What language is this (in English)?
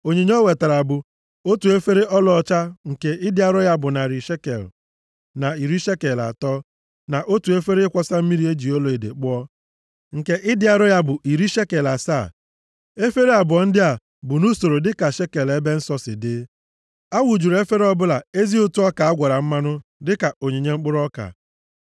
Igbo